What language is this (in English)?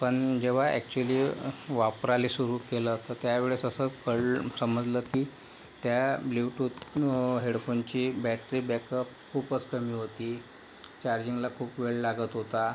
Marathi